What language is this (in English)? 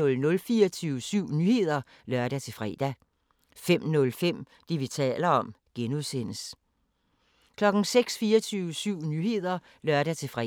Danish